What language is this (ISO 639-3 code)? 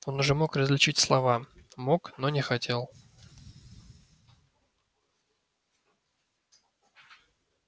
rus